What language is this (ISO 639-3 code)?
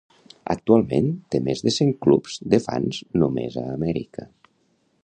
cat